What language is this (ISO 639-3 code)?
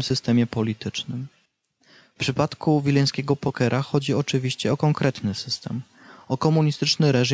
pol